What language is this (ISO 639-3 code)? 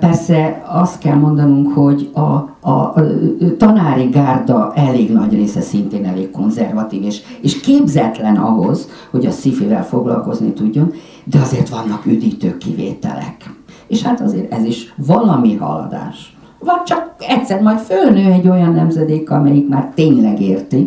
hun